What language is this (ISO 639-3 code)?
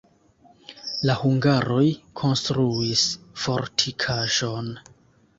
epo